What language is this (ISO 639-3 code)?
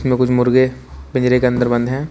hin